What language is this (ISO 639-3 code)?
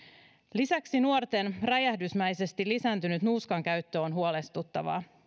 fin